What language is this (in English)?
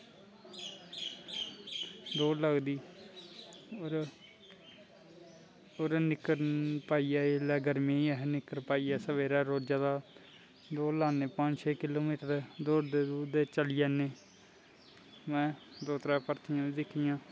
Dogri